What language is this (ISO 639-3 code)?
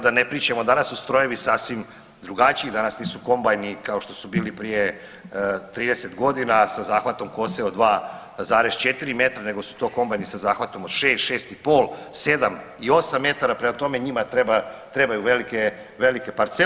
hrv